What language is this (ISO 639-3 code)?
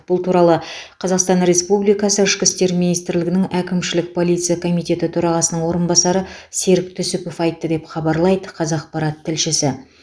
kaz